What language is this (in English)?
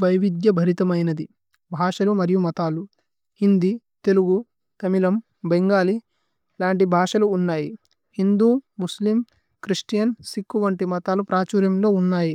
Tulu